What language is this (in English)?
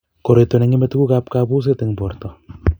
Kalenjin